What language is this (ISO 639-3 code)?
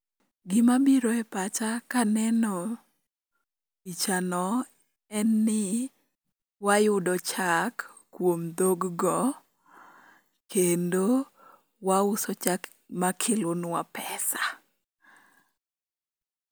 luo